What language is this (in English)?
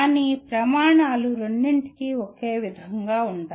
Telugu